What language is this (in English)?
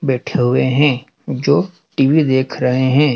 Hindi